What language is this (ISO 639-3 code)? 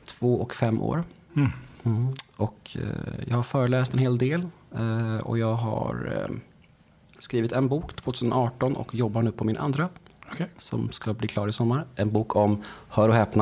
swe